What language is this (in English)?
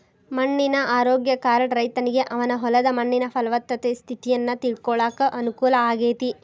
Kannada